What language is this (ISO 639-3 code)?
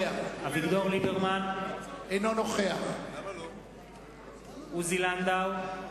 heb